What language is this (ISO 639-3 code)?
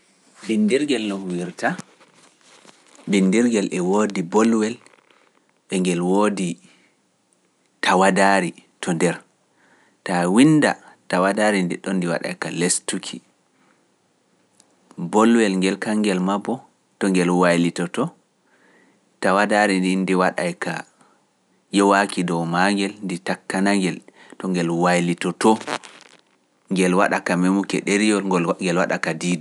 fuf